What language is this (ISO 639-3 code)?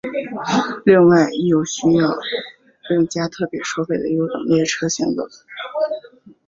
zho